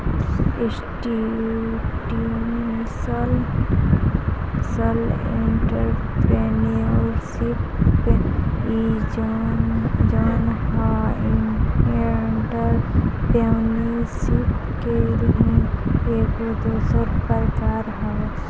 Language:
Bhojpuri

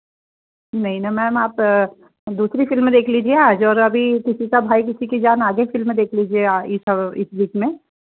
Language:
Hindi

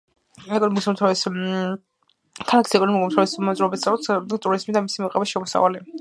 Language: Georgian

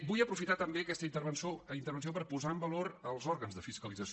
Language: Catalan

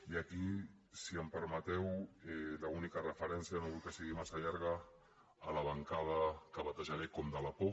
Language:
Catalan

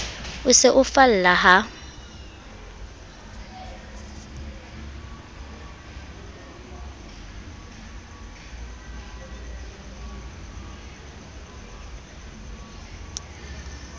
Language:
Southern Sotho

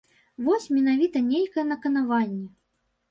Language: Belarusian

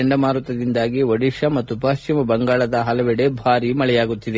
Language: Kannada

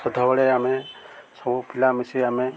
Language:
Odia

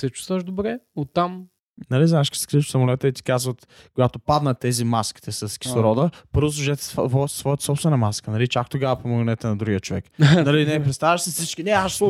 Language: Bulgarian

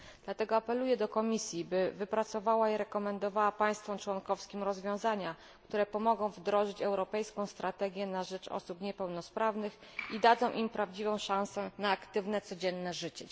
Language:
Polish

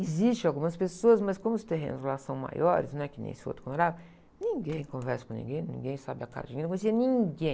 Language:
Portuguese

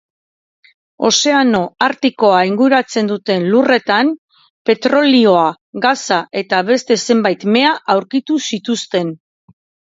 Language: Basque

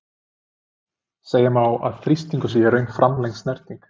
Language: Icelandic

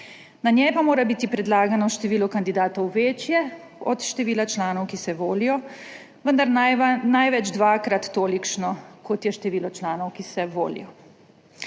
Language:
Slovenian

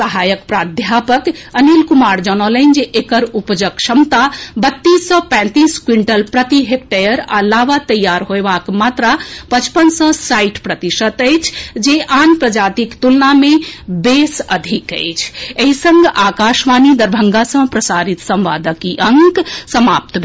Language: Maithili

